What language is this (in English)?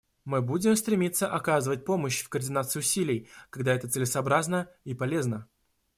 Russian